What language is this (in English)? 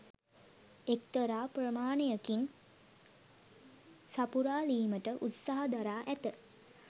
Sinhala